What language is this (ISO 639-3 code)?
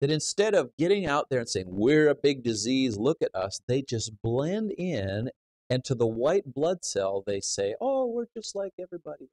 eng